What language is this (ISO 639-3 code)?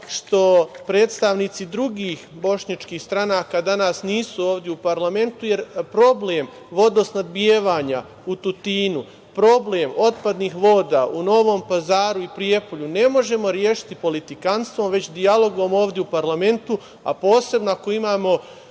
srp